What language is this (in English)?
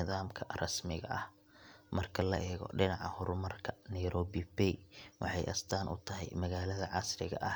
Somali